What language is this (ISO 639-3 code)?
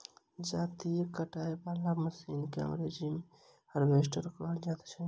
mai